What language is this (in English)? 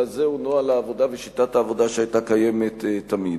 Hebrew